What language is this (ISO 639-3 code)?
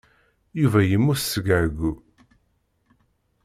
kab